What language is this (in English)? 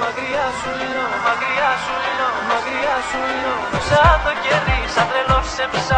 Greek